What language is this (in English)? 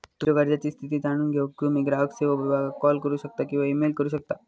Marathi